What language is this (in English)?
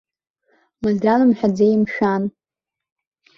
Abkhazian